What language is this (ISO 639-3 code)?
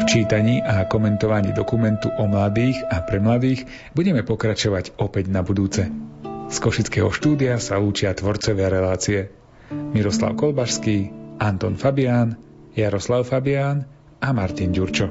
slk